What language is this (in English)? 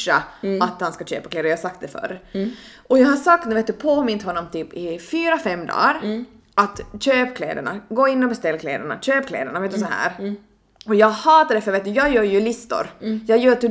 Swedish